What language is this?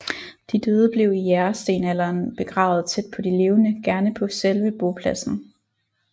Danish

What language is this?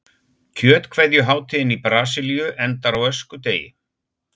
Icelandic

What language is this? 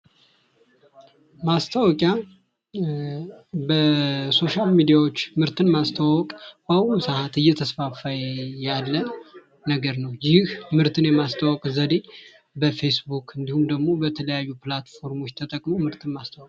Amharic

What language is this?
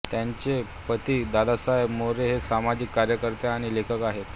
Marathi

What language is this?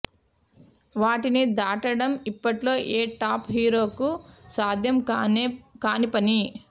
Telugu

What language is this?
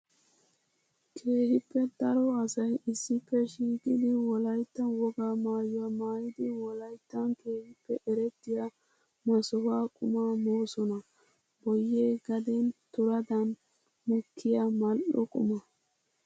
Wolaytta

